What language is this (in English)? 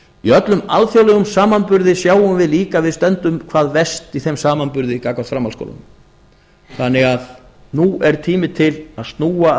Icelandic